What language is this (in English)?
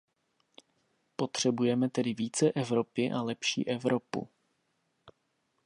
Czech